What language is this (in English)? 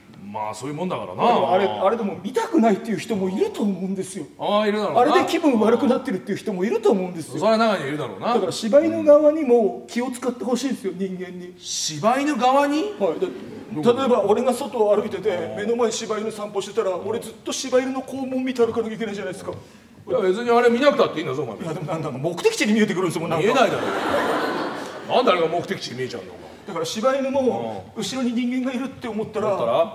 Japanese